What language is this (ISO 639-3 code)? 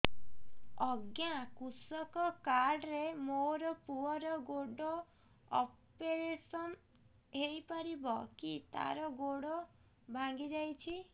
ori